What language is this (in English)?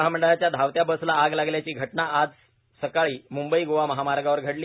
Marathi